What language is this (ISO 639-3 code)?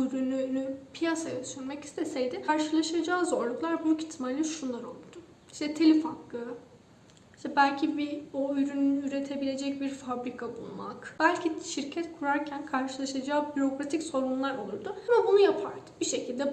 tur